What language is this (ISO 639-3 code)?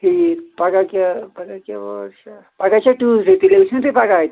kas